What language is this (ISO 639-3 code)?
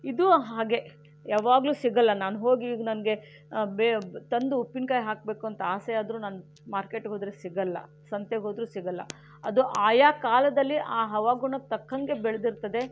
kan